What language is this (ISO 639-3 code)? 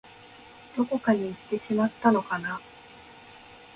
jpn